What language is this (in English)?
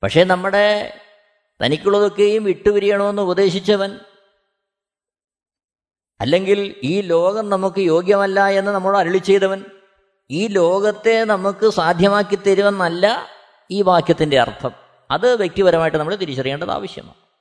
Malayalam